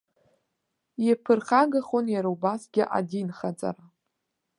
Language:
Abkhazian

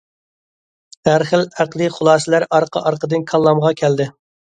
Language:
Uyghur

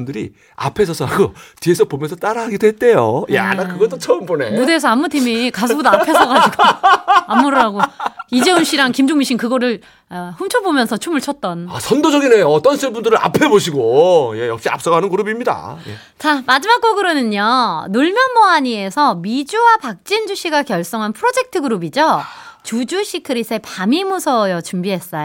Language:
Korean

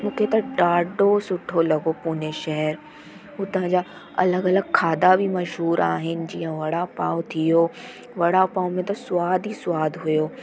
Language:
Sindhi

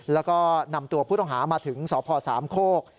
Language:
Thai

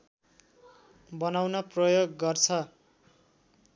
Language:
Nepali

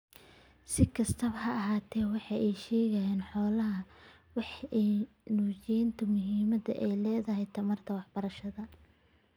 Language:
Somali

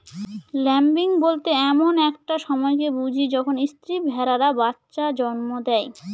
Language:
Bangla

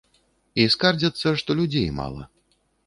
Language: Belarusian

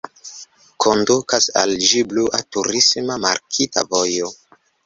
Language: Esperanto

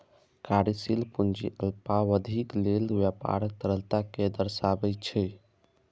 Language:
Maithili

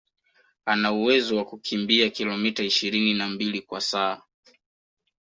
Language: Swahili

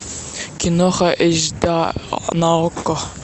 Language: Russian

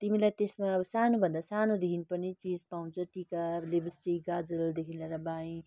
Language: Nepali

